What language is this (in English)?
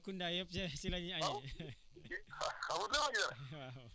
Wolof